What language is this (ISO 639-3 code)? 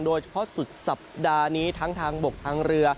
tha